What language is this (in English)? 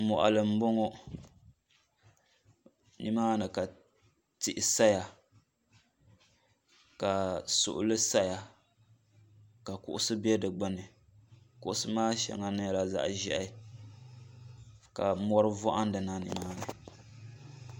Dagbani